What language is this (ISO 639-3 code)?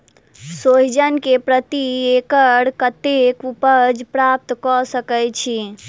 mai